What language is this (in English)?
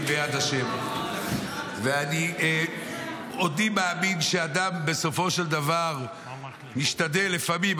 Hebrew